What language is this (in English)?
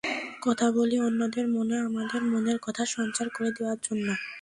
Bangla